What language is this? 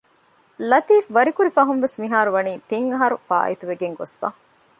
Divehi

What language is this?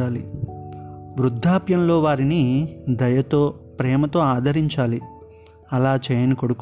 Telugu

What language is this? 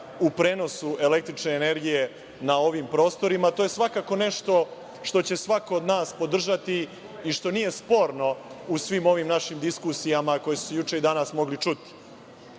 Serbian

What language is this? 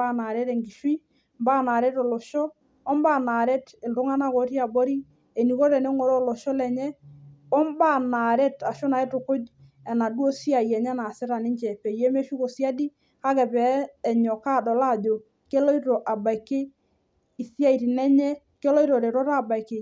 Masai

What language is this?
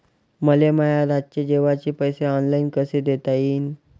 Marathi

